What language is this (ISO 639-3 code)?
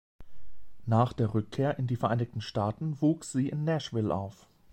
deu